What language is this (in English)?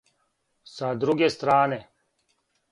Serbian